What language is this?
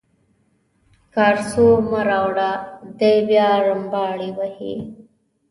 Pashto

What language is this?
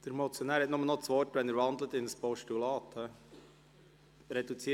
Swiss German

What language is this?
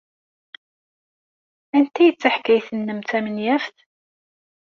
Kabyle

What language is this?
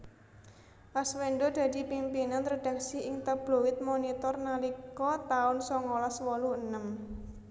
Javanese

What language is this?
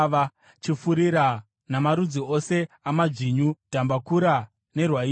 Shona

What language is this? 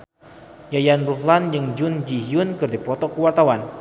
Sundanese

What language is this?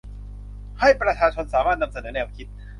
Thai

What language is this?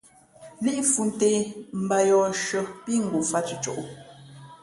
Fe'fe'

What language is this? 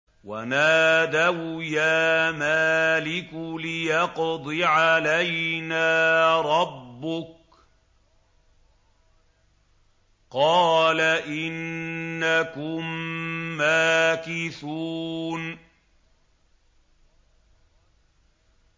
Arabic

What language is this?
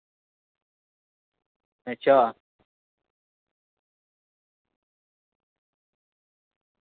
Dogri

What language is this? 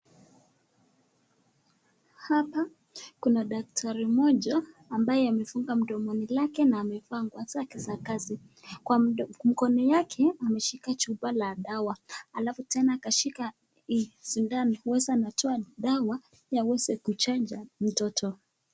Swahili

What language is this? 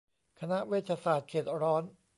Thai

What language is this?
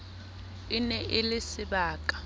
Southern Sotho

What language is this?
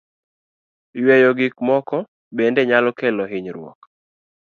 Luo (Kenya and Tanzania)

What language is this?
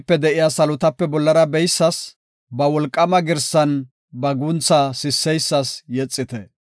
Gofa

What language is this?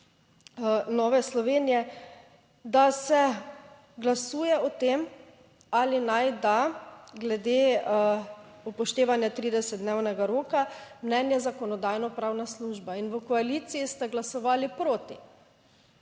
Slovenian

